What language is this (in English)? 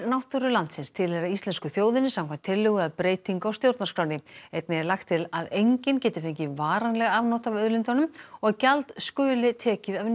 Icelandic